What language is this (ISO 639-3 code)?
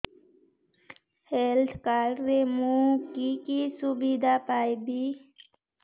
ori